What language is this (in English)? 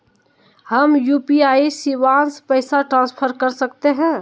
Magahi